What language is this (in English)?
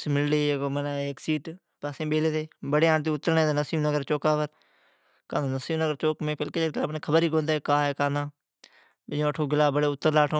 Od